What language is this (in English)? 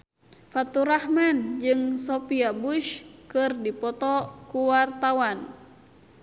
Sundanese